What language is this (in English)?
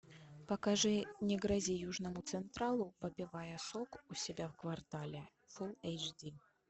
Russian